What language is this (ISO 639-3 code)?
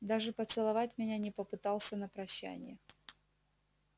rus